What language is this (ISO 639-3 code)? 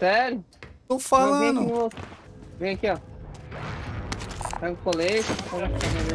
por